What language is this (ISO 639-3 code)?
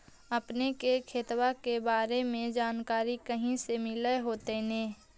mag